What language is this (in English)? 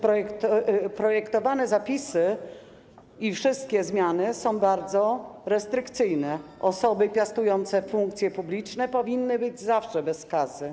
Polish